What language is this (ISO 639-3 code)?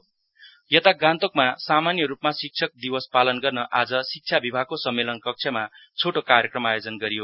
nep